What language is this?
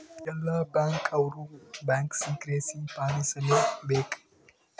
Kannada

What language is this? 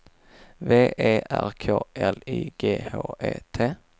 Swedish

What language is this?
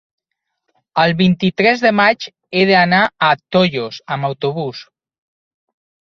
Catalan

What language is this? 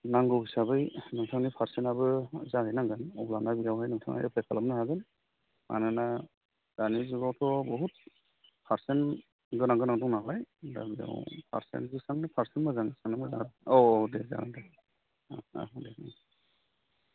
Bodo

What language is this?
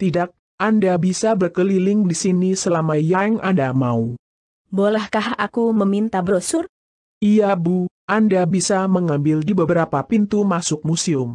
Thai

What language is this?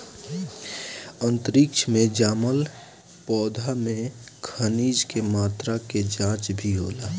Bhojpuri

